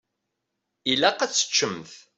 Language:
Kabyle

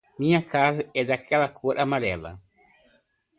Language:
Portuguese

